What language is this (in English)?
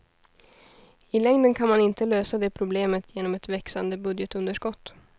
Swedish